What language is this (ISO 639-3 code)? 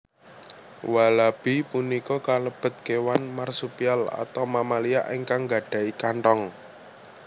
jav